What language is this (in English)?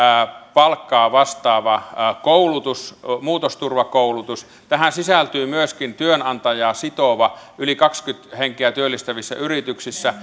Finnish